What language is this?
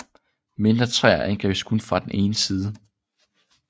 Danish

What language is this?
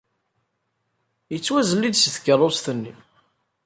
Kabyle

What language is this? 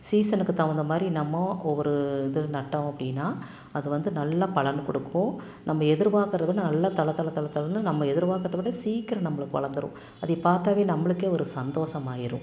Tamil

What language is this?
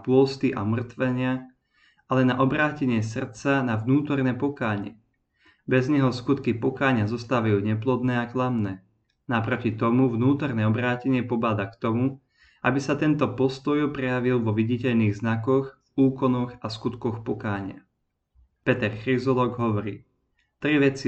Slovak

